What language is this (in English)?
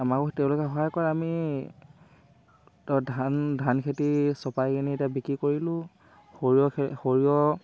Assamese